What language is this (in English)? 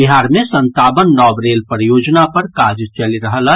Maithili